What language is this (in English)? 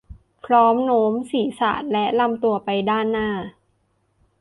Thai